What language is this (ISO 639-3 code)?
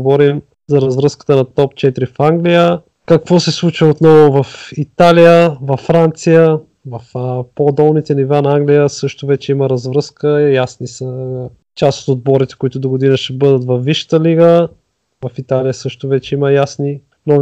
bul